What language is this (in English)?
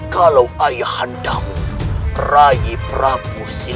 Indonesian